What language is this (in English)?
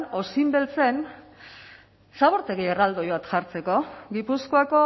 Basque